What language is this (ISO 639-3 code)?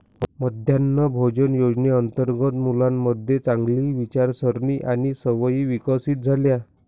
mar